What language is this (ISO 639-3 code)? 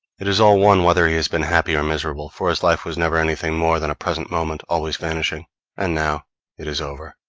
eng